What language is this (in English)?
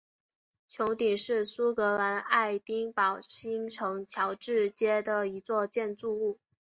Chinese